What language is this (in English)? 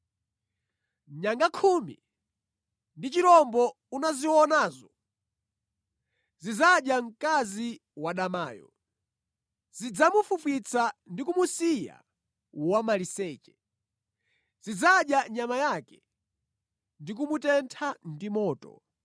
Nyanja